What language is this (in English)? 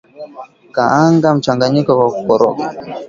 Swahili